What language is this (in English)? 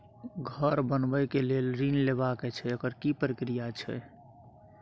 Maithili